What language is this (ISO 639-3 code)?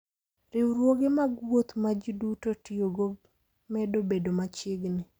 luo